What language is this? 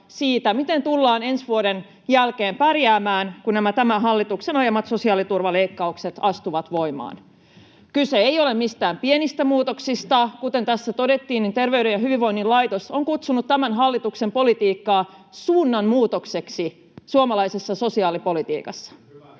Finnish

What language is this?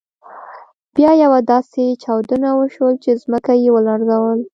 Pashto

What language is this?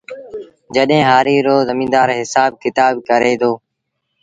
Sindhi Bhil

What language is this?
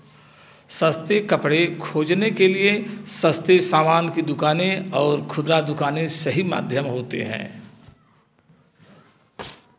Hindi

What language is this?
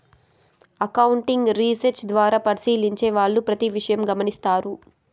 Telugu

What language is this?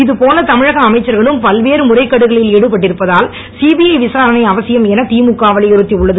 Tamil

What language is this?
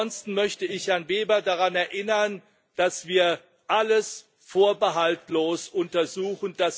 German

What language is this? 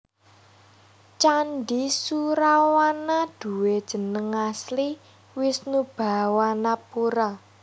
Javanese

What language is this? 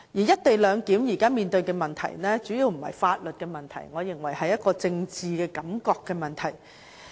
Cantonese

